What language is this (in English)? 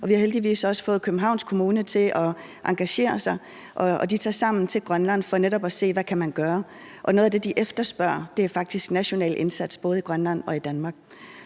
Danish